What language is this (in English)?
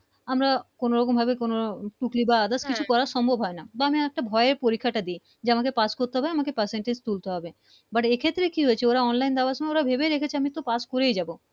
Bangla